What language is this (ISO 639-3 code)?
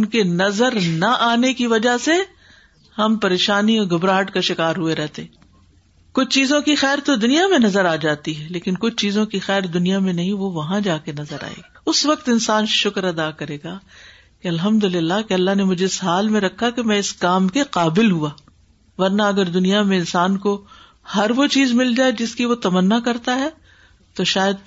urd